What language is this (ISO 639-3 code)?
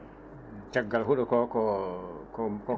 ful